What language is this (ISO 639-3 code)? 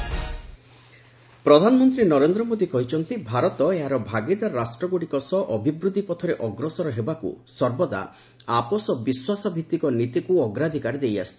ori